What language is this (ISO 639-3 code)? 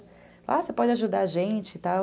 por